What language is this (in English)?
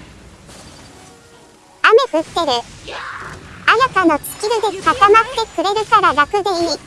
Japanese